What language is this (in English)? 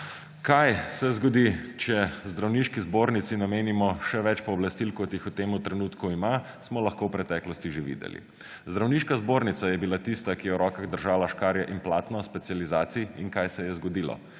Slovenian